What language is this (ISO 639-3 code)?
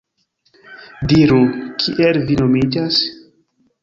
epo